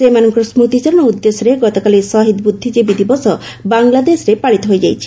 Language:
Odia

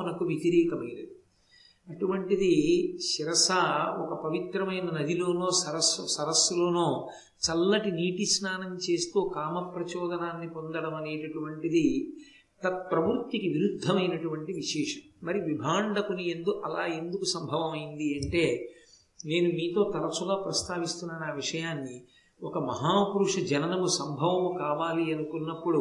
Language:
Telugu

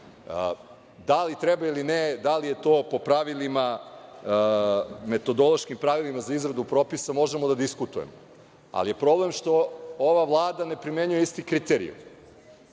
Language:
Serbian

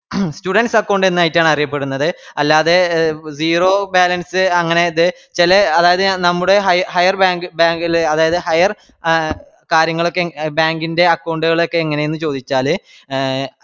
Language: Malayalam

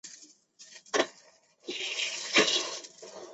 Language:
Chinese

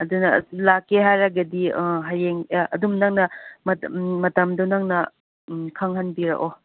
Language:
Manipuri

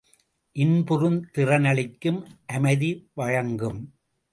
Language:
Tamil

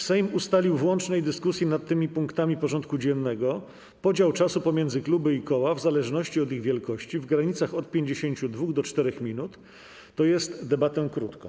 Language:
Polish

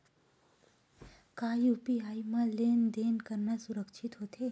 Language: Chhattisgarhi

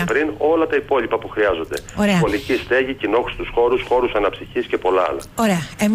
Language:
Greek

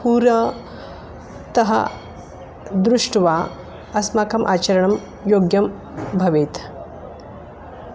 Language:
Sanskrit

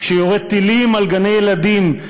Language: Hebrew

